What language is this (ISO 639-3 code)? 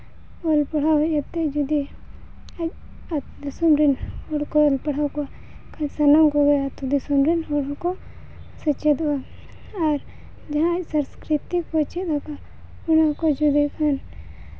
sat